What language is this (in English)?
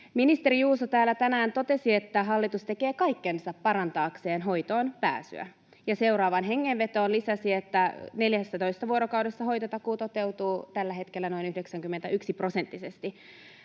Finnish